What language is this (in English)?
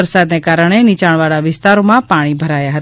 Gujarati